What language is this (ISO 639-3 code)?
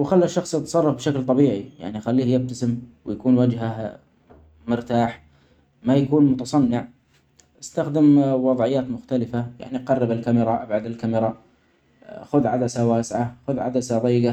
acx